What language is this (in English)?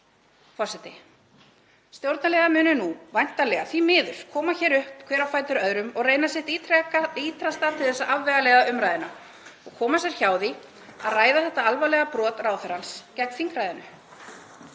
Icelandic